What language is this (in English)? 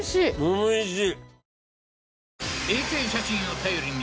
Japanese